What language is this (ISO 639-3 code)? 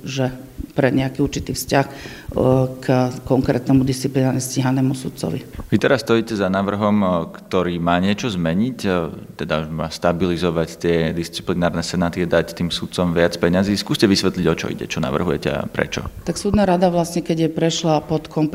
slk